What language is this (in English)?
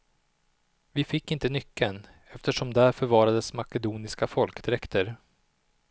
Swedish